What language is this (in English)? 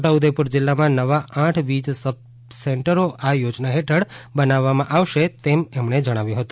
Gujarati